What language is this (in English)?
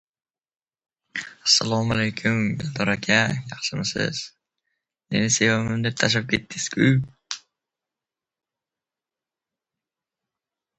Uzbek